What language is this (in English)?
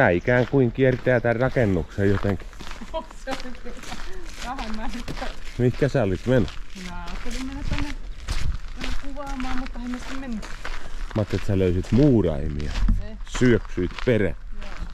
Finnish